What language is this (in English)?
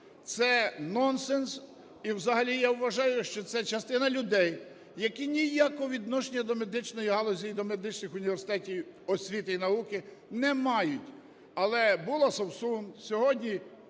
Ukrainian